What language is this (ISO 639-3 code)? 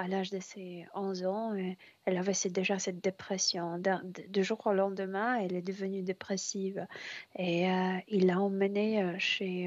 fra